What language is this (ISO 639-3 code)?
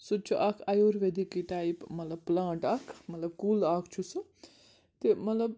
kas